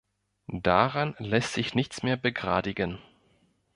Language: German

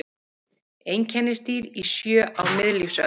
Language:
Icelandic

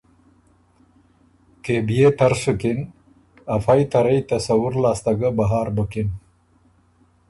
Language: Ormuri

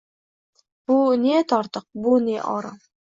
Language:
Uzbek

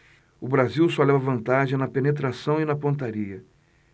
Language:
Portuguese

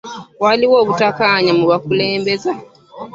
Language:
Ganda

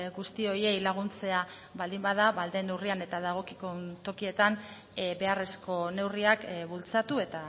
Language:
Basque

